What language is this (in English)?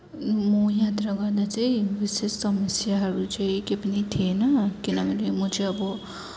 Nepali